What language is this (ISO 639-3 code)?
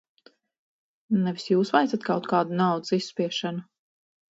lav